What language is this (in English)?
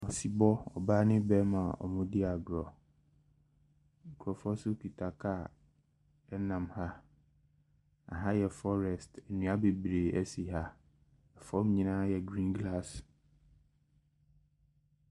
Akan